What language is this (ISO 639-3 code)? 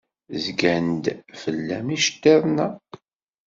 kab